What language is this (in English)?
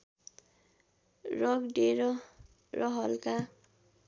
Nepali